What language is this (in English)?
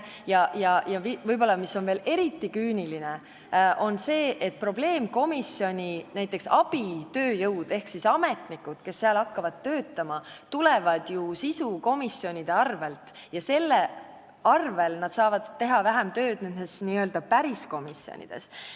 Estonian